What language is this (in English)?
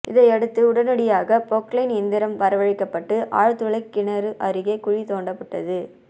Tamil